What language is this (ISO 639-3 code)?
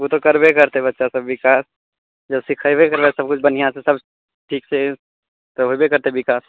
mai